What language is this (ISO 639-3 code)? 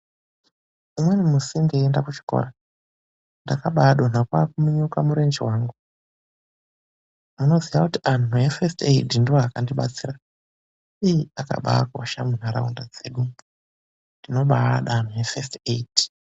ndc